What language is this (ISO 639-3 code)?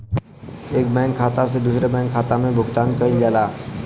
bho